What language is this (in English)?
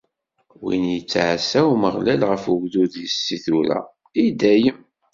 Kabyle